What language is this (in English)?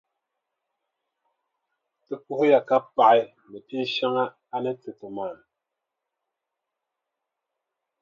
Dagbani